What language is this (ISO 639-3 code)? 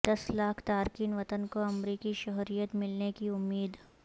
urd